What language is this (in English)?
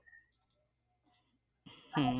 Bangla